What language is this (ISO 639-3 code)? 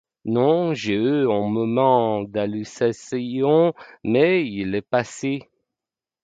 fra